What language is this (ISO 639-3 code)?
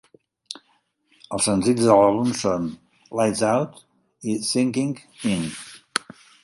cat